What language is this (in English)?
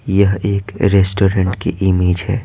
Hindi